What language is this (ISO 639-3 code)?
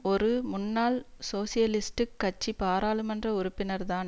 tam